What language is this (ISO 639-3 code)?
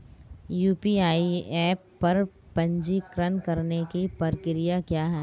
hin